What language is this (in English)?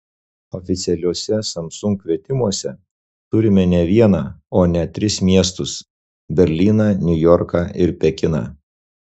Lithuanian